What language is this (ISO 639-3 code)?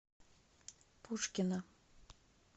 rus